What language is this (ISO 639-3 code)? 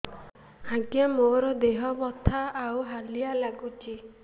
ori